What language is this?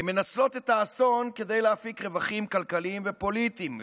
Hebrew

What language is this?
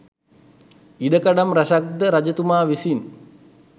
Sinhala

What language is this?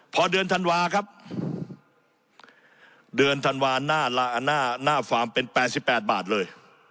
Thai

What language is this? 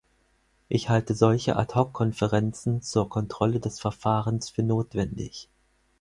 German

